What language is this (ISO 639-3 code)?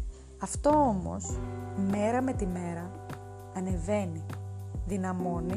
ell